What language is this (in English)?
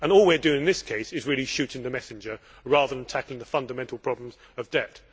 English